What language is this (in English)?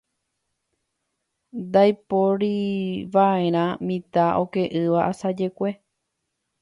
Guarani